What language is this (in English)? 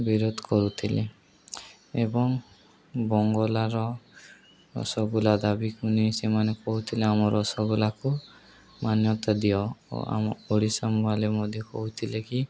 Odia